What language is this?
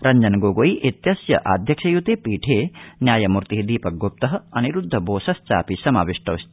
Sanskrit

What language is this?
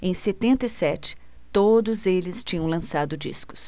Portuguese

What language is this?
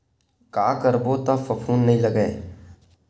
Chhattisgarhi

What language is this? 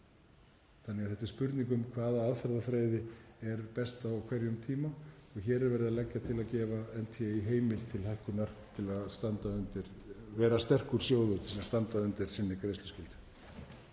Icelandic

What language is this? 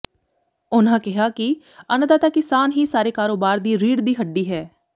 Punjabi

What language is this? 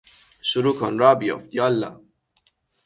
Persian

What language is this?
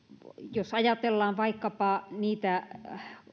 Finnish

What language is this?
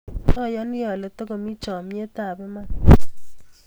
Kalenjin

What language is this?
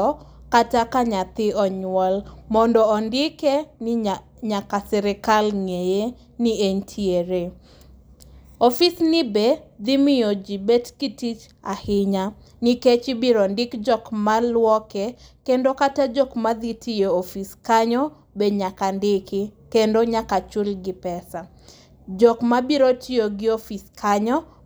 Luo (Kenya and Tanzania)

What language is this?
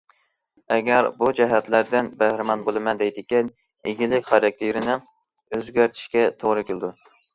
Uyghur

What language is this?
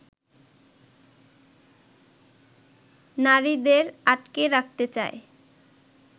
Bangla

